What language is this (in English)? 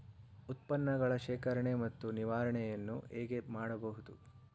Kannada